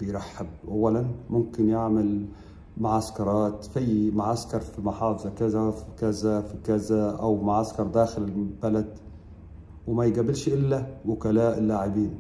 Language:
Arabic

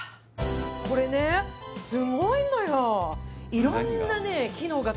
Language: Japanese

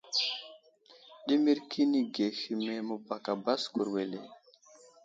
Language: Wuzlam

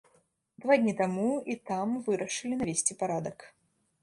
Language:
Belarusian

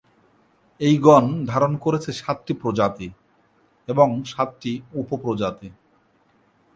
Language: Bangla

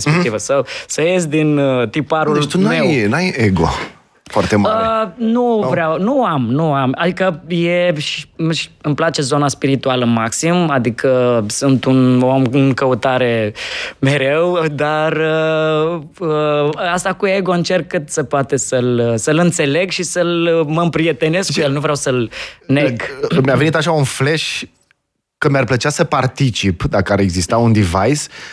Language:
Romanian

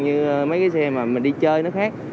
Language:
Vietnamese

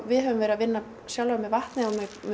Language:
Icelandic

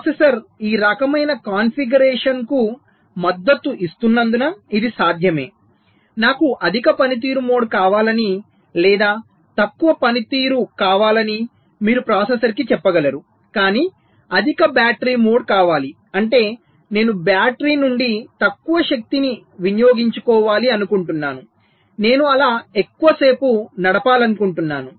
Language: Telugu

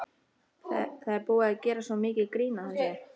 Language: Icelandic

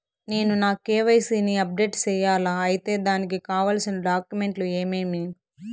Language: Telugu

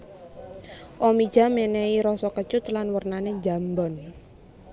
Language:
Javanese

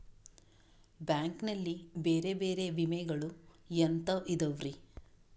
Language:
Kannada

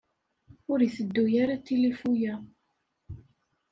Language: Kabyle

